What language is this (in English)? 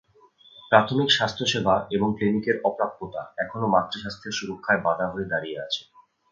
Bangla